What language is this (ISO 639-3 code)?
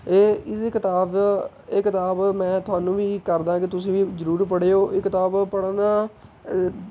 pan